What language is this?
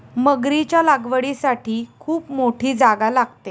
Marathi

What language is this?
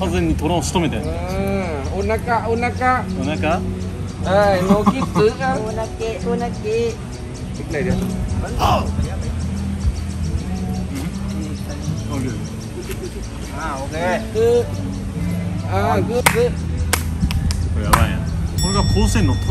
Japanese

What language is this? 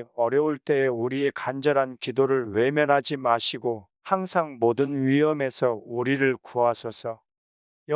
Korean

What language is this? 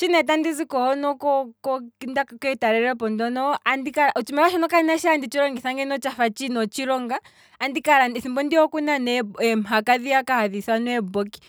Kwambi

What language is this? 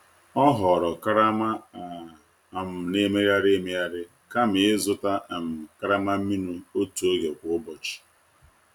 Igbo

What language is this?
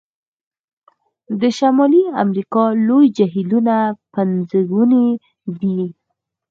Pashto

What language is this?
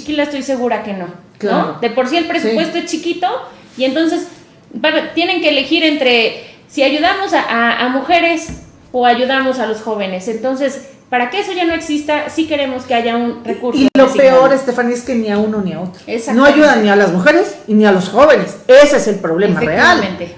Spanish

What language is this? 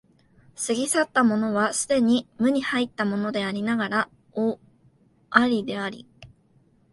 Japanese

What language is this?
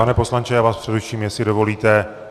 Czech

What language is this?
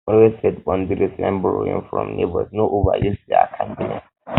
Nigerian Pidgin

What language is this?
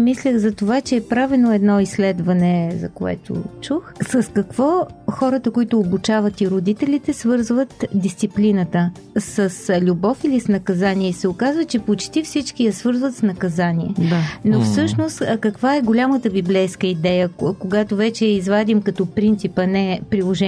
Bulgarian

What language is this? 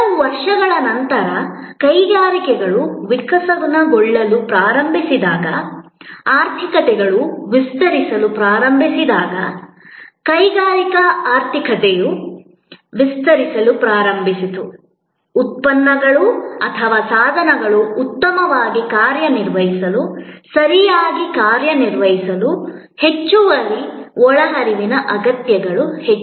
Kannada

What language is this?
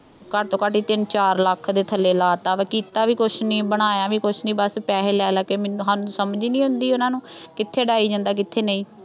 Punjabi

